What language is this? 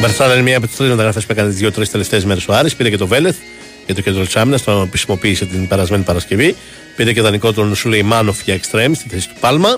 Greek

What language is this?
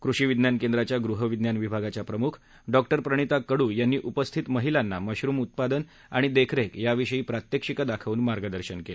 Marathi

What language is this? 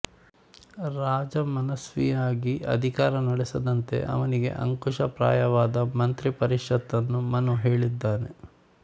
Kannada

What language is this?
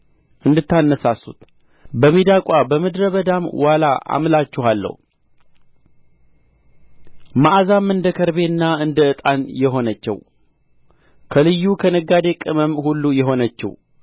Amharic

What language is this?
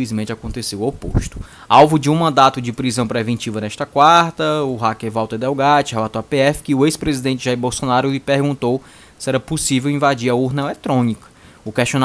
Portuguese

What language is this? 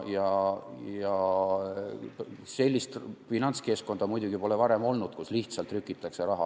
Estonian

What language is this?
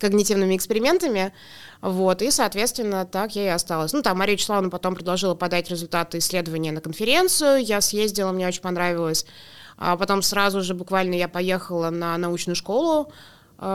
Russian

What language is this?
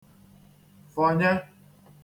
Igbo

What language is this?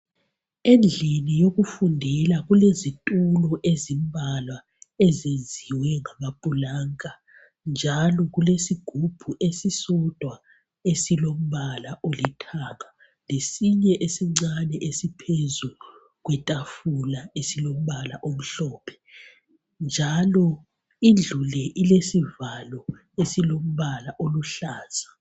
North Ndebele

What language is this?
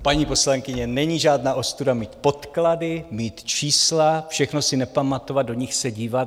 Czech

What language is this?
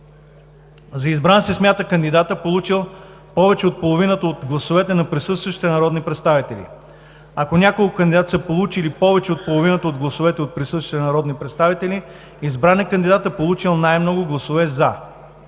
Bulgarian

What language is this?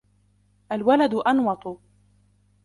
Arabic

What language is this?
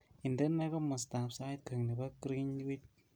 Kalenjin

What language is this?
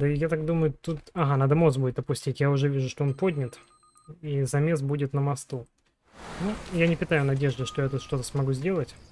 Russian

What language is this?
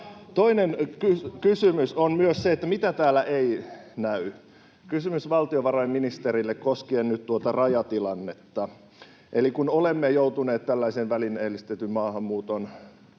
Finnish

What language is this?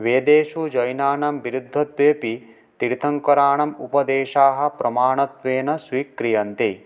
Sanskrit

